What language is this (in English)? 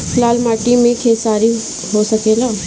Bhojpuri